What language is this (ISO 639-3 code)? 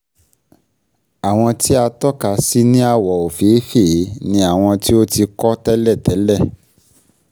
yor